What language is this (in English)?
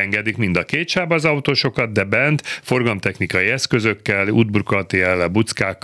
Hungarian